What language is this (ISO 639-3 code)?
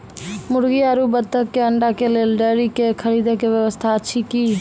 mai